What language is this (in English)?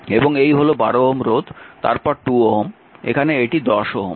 Bangla